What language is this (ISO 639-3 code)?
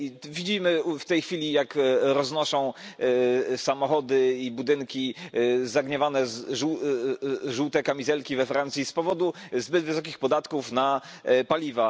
pol